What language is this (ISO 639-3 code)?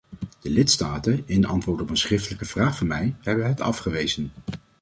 nld